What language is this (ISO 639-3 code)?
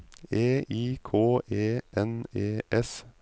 nor